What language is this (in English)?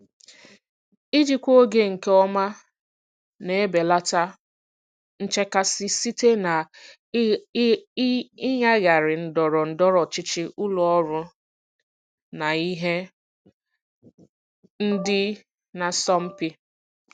Igbo